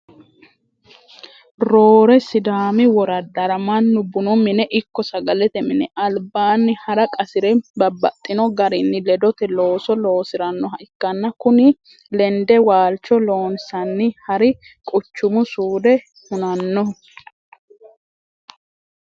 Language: Sidamo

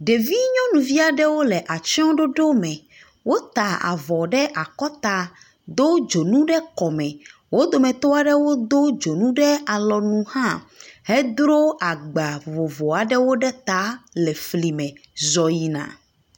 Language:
Ewe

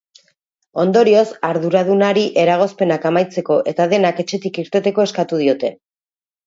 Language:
Basque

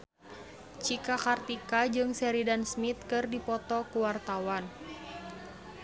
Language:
Sundanese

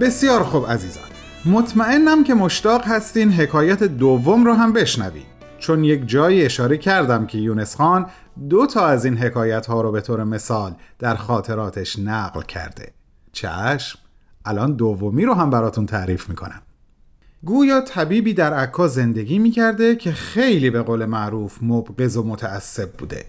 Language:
Persian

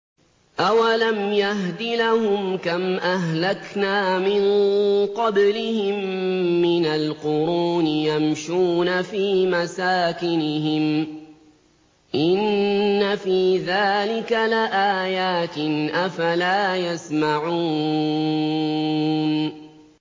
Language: Arabic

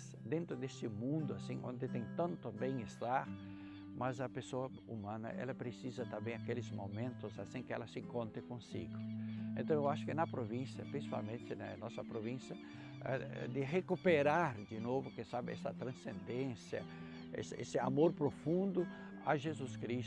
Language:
Portuguese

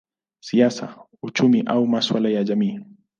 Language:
Swahili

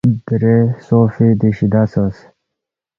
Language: Balti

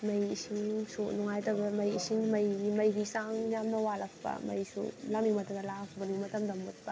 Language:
Manipuri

